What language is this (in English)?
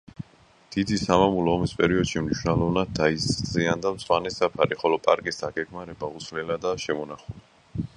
Georgian